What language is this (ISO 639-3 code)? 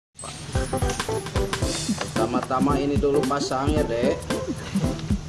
ind